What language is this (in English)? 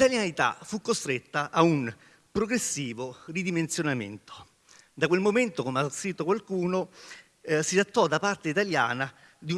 Italian